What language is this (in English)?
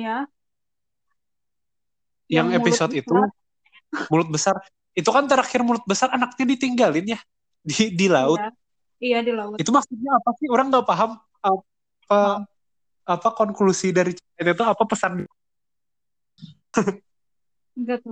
Indonesian